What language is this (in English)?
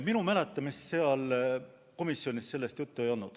Estonian